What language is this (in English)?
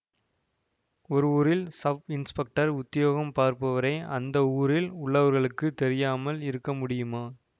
Tamil